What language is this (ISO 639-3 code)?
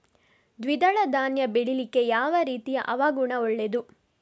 kan